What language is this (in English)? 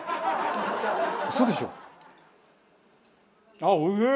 Japanese